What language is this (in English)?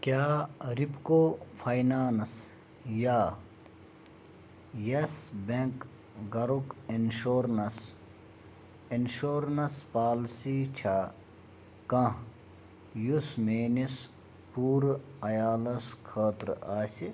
Kashmiri